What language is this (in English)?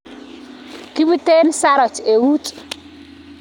Kalenjin